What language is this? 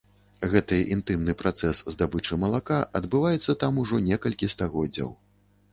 Belarusian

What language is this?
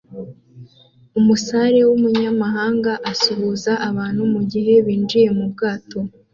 Kinyarwanda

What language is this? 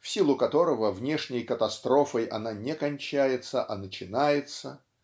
Russian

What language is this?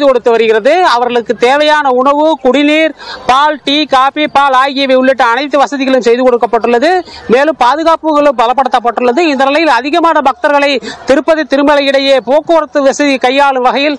Tamil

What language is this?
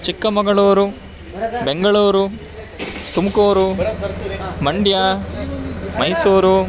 Sanskrit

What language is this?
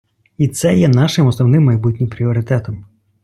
Ukrainian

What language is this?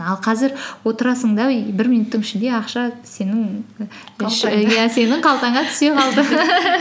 Kazakh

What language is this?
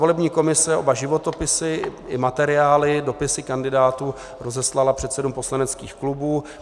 Czech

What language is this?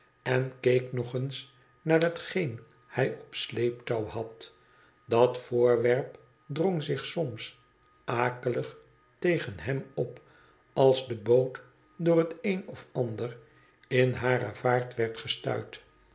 Dutch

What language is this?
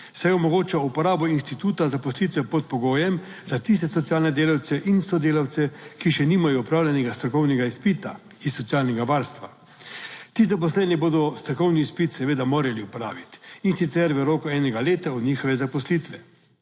Slovenian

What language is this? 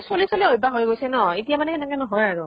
Assamese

